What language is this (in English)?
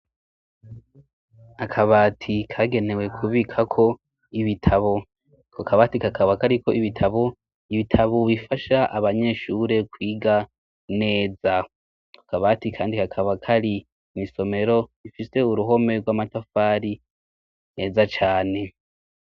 Rundi